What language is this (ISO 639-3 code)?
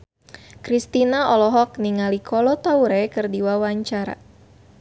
sun